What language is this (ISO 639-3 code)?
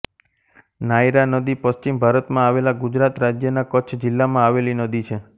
guj